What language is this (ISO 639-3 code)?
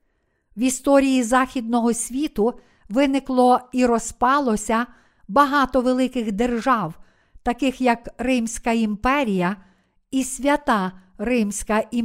ukr